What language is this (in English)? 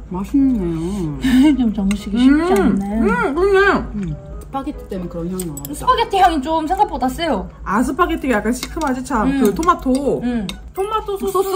Korean